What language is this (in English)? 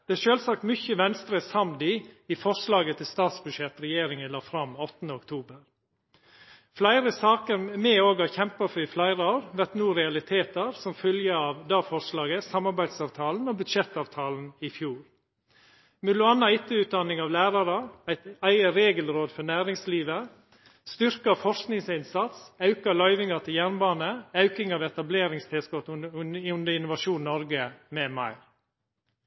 Norwegian Nynorsk